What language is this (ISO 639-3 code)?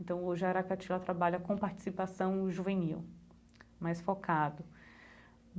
por